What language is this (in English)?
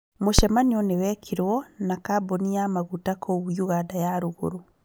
Kikuyu